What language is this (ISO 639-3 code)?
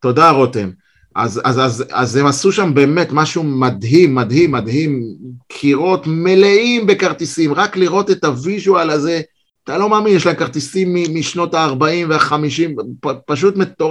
heb